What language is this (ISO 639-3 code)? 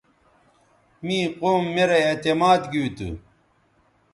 btv